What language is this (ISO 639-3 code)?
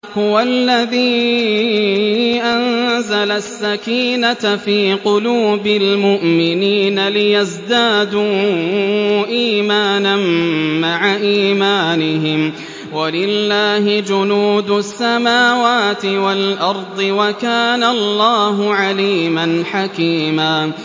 ara